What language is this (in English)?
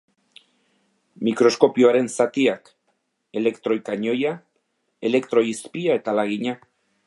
Basque